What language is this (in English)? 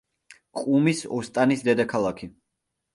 Georgian